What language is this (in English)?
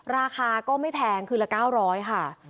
Thai